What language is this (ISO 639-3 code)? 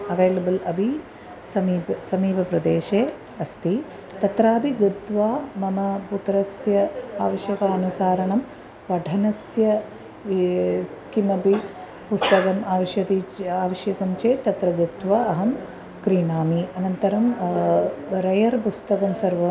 san